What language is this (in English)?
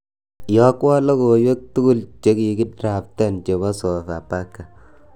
Kalenjin